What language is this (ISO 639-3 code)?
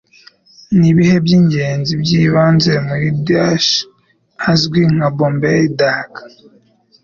kin